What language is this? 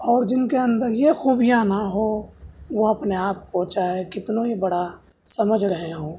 Urdu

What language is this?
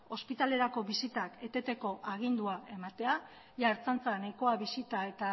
Basque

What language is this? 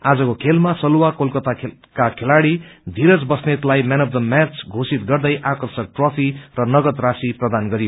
Nepali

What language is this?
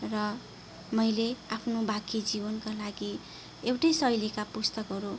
Nepali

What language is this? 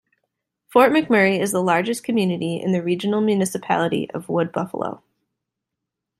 English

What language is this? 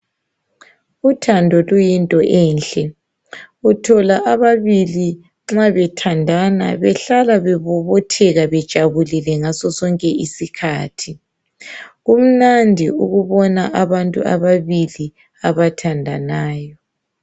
North Ndebele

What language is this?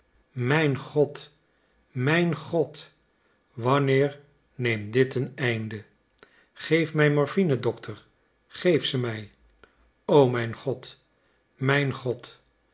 Dutch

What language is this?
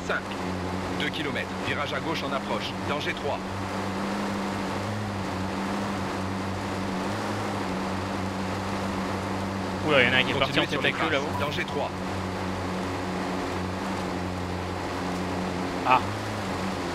French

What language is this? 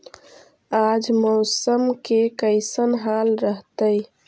Magahi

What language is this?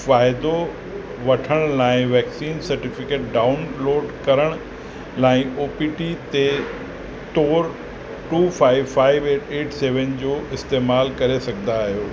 Sindhi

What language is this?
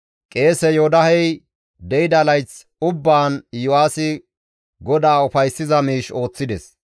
Gamo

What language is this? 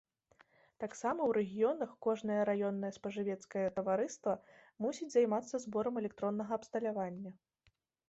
Belarusian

